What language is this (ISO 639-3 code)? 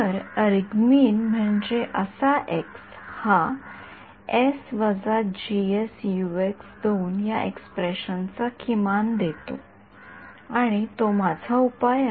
mar